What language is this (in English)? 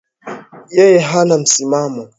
Swahili